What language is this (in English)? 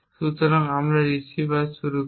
Bangla